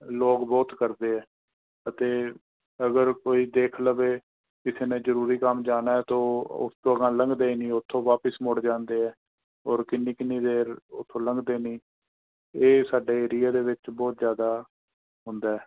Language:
Punjabi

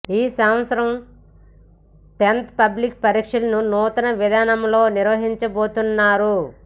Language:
Telugu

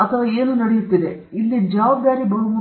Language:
Kannada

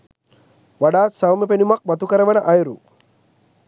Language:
Sinhala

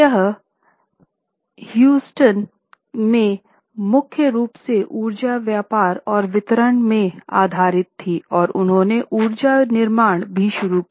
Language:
Hindi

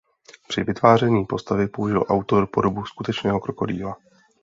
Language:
Czech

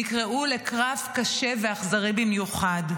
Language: Hebrew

